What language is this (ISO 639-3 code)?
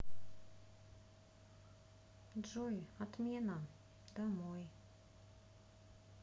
rus